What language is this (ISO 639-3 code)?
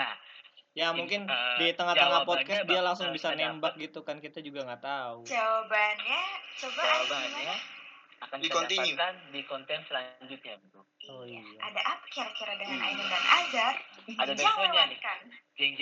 ind